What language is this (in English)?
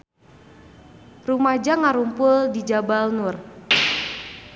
Sundanese